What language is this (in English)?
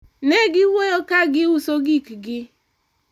Luo (Kenya and Tanzania)